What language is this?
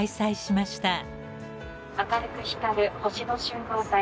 Japanese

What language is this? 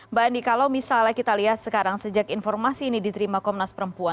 Indonesian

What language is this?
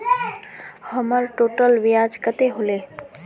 Magahi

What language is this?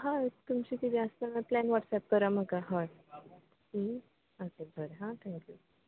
Konkani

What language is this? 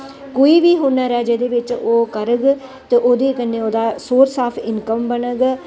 Dogri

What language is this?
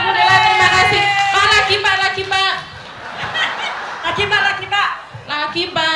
Indonesian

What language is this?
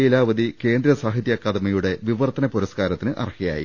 Malayalam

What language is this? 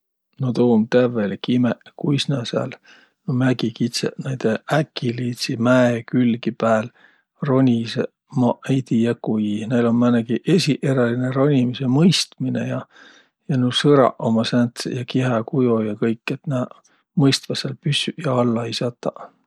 Võro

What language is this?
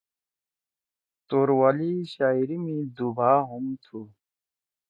Torwali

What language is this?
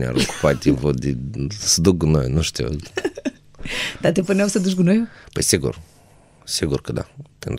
Romanian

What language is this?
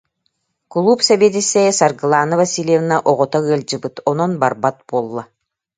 Yakut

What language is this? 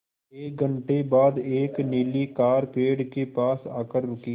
Hindi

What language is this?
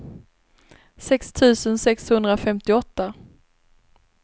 Swedish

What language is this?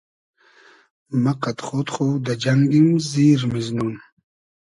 Hazaragi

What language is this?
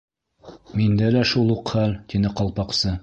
Bashkir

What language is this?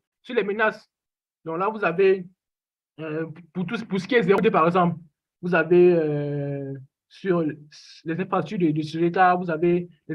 French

